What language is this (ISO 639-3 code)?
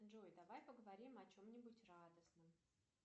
rus